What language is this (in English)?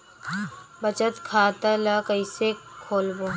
Chhattisgarhi